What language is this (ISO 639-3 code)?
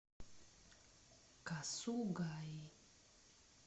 rus